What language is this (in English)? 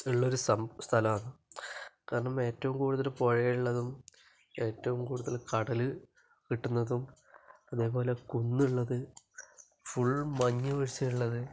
Malayalam